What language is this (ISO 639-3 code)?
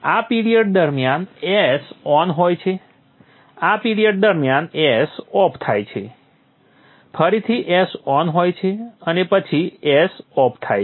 guj